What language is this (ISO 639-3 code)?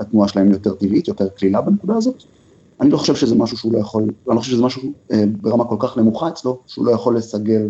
heb